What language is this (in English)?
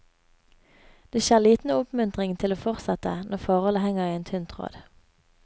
Norwegian